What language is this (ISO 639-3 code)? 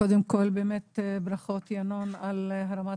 heb